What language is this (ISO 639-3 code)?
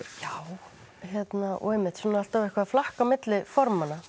isl